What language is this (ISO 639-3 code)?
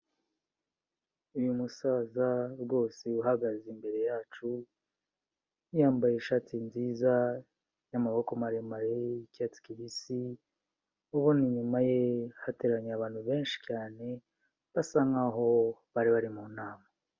kin